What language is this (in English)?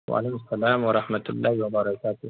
Urdu